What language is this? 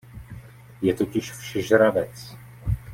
Czech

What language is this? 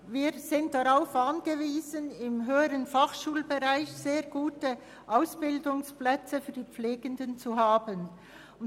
Swiss German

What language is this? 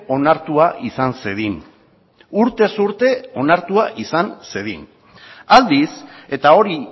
Basque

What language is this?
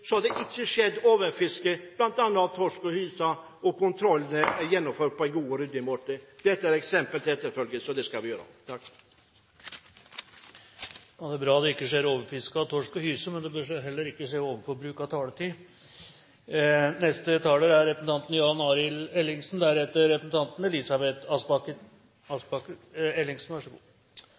Norwegian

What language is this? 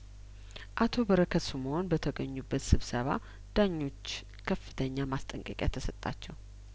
Amharic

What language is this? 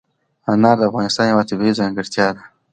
Pashto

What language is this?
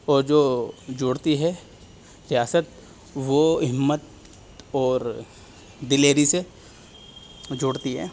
Urdu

